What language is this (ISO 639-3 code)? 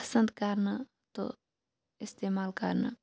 kas